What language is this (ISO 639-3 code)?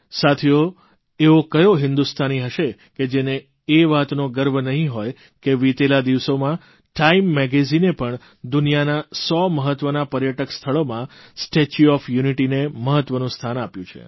guj